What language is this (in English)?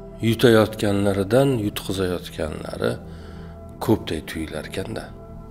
Turkish